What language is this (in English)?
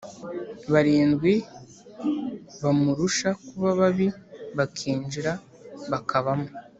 Kinyarwanda